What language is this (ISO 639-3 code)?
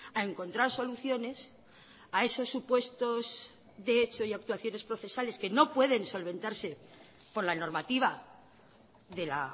spa